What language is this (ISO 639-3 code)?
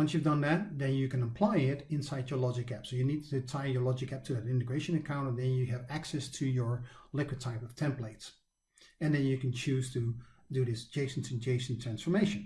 eng